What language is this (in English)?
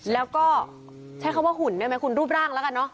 Thai